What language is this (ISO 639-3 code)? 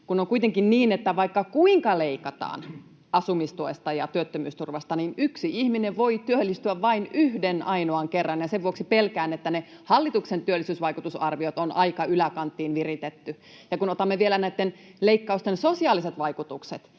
fin